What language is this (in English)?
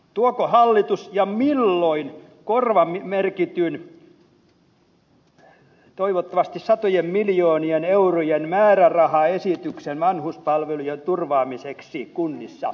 Finnish